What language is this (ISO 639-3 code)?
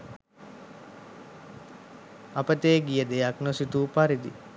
sin